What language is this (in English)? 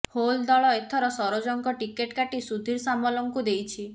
Odia